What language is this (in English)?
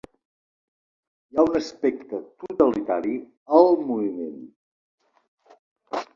Catalan